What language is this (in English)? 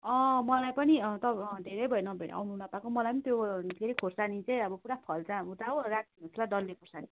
Nepali